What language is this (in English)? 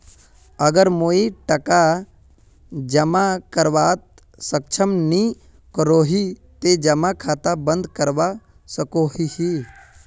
Magahi